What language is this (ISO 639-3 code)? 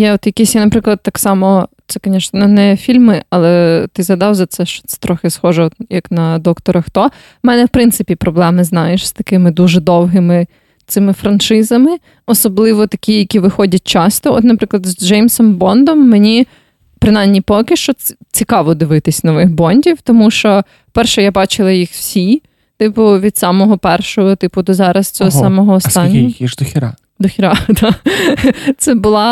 ukr